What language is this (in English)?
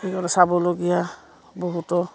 Assamese